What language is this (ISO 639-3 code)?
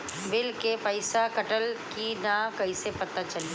bho